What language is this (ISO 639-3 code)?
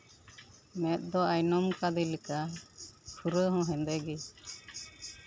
sat